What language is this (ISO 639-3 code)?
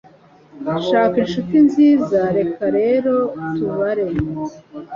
kin